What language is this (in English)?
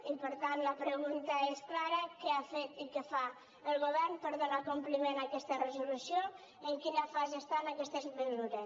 Catalan